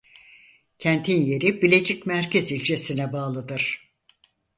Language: Turkish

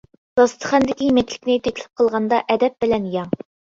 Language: Uyghur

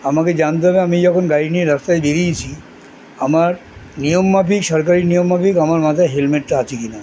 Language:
Bangla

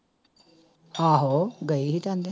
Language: Punjabi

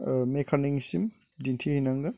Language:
Bodo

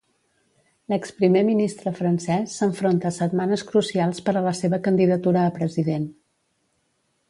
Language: Catalan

